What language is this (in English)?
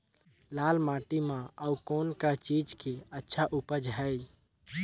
Chhattisgarhi